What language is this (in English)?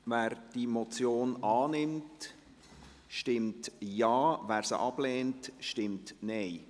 Swiss German